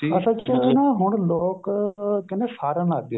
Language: Punjabi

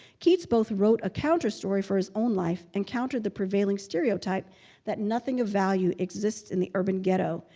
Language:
English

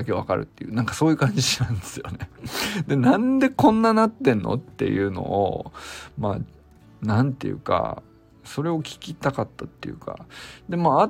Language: Japanese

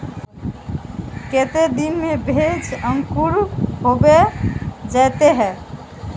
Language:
Magahi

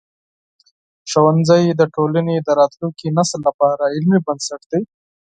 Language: Pashto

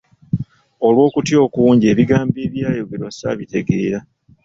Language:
Ganda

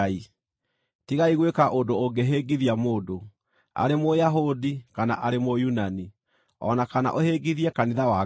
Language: Kikuyu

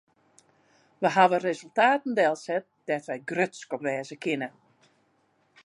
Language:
Western Frisian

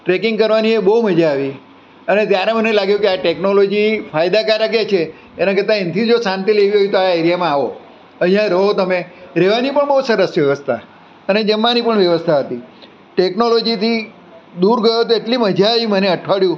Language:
Gujarati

